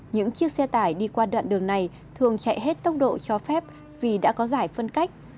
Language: Vietnamese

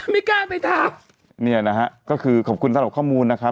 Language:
Thai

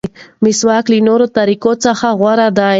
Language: Pashto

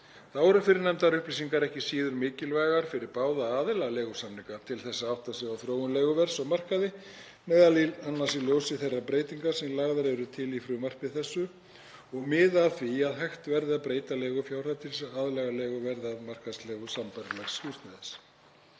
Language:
Icelandic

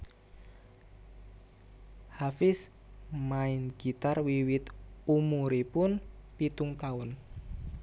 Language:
Javanese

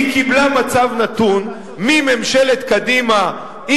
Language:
Hebrew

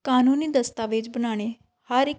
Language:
Punjabi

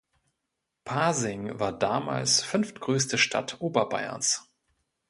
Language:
German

